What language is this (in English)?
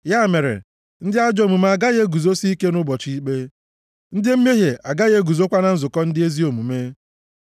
Igbo